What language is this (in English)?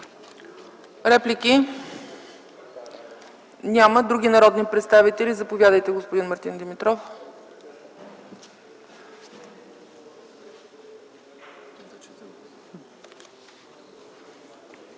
Bulgarian